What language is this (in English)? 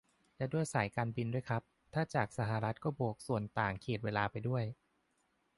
Thai